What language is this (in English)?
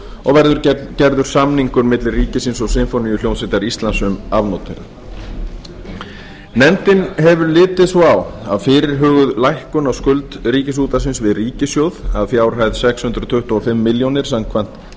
Icelandic